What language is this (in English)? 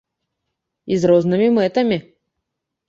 Belarusian